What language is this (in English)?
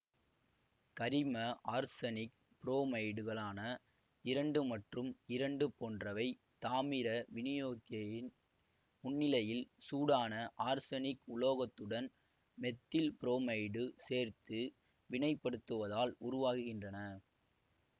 Tamil